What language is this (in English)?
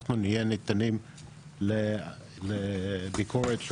Hebrew